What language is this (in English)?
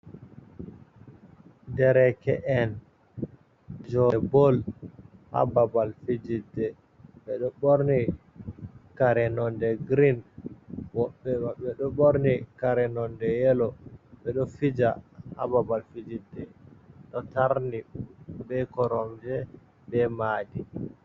Fula